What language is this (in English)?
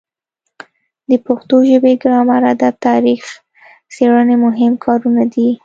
Pashto